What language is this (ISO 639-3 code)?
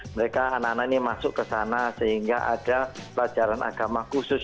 ind